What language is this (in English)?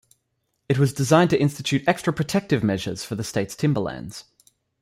English